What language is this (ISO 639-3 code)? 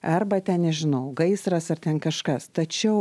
lit